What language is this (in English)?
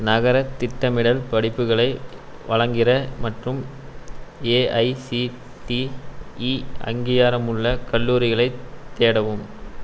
Tamil